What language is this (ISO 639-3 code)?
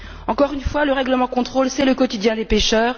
fra